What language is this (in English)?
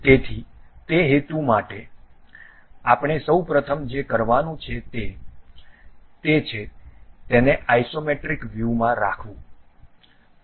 Gujarati